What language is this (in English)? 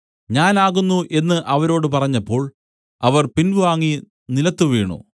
Malayalam